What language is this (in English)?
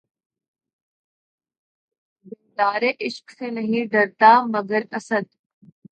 Urdu